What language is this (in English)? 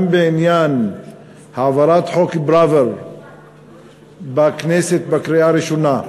Hebrew